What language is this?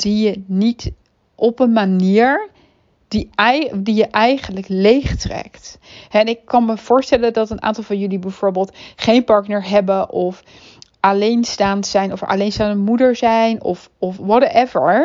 Dutch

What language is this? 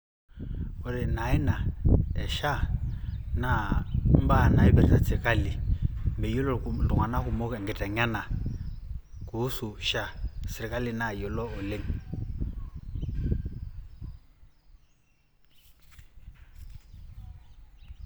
Masai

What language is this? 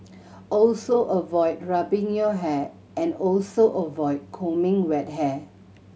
English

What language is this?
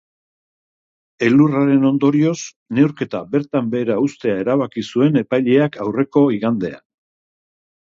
Basque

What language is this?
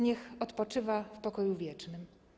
Polish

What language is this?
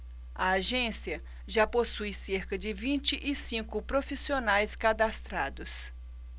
Portuguese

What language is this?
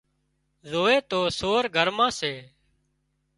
Wadiyara Koli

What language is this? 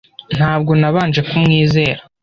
Kinyarwanda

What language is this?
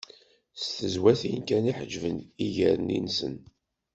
Kabyle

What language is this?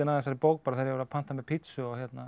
Icelandic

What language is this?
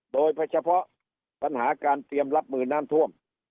Thai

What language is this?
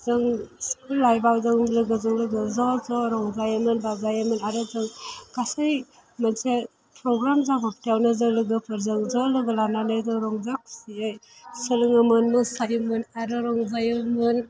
Bodo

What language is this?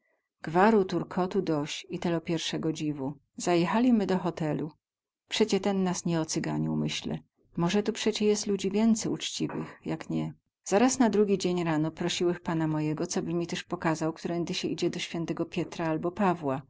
Polish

